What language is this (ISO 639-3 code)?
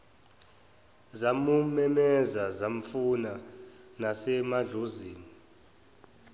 zul